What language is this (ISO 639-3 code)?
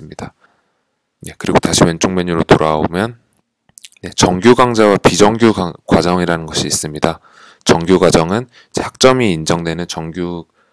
kor